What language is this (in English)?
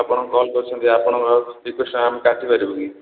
Odia